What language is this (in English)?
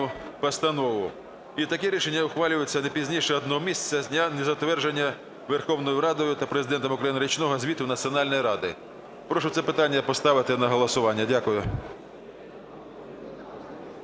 Ukrainian